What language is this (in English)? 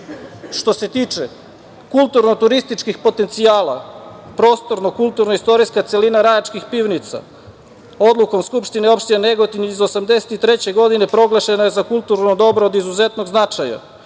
Serbian